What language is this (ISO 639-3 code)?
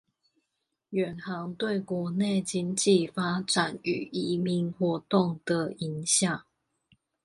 zho